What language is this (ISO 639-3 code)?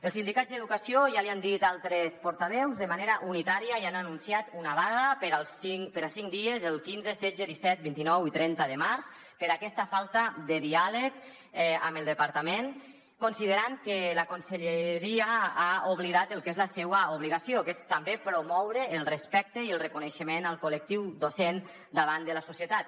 cat